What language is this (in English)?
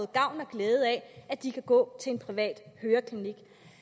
Danish